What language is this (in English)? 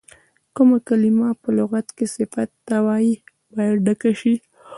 Pashto